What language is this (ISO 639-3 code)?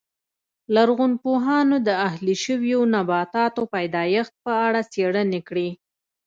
pus